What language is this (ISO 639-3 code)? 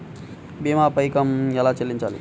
tel